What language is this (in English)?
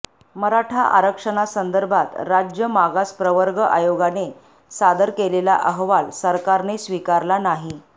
Marathi